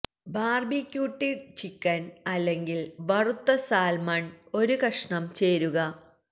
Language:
Malayalam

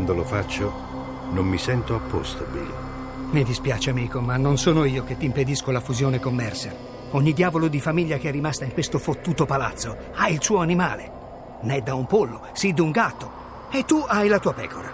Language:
Italian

